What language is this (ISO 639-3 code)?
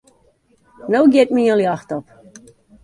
fry